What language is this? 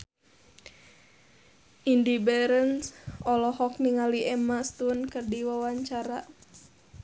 Sundanese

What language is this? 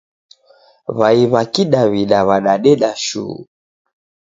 Taita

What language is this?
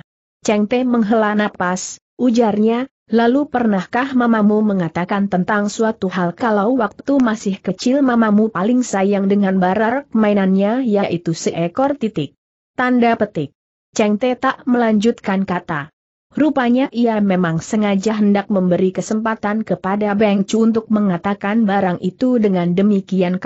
Indonesian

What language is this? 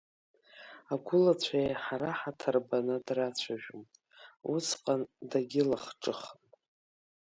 Abkhazian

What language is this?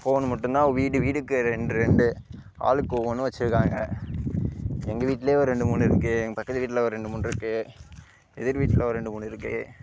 Tamil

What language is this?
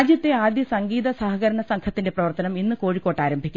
Malayalam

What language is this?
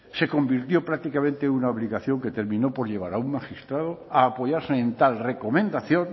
Spanish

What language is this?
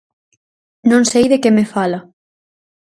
Galician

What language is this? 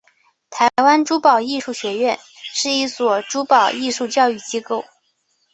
Chinese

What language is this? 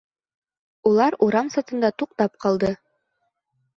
Bashkir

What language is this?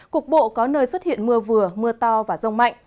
Vietnamese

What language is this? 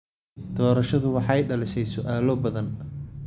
Somali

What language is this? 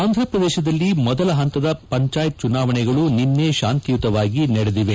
Kannada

